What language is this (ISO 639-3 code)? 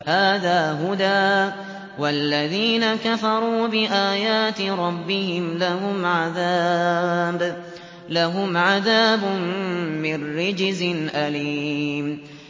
ara